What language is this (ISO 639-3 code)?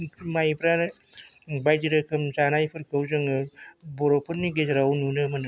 brx